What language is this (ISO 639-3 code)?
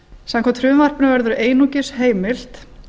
isl